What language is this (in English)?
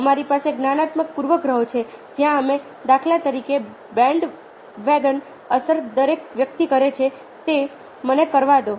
Gujarati